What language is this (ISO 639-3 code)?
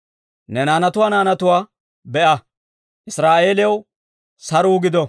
dwr